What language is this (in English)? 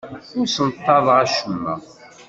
Kabyle